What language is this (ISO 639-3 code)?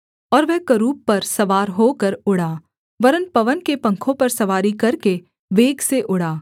hin